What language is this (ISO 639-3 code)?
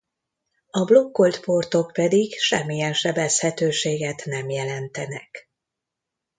hun